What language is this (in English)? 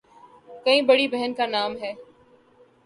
Urdu